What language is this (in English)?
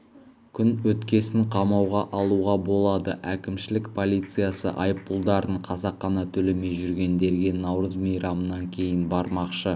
Kazakh